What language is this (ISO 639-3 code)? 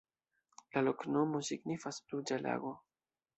epo